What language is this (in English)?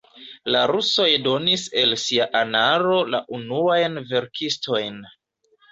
Esperanto